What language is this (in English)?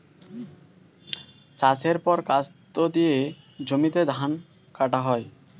Bangla